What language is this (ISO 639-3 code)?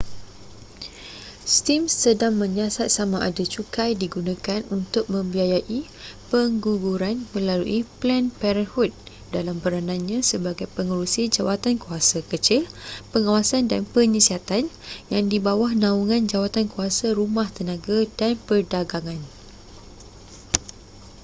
msa